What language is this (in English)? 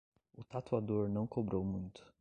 Portuguese